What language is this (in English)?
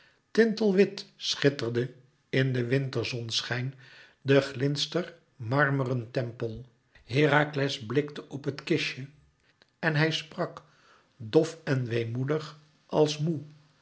Dutch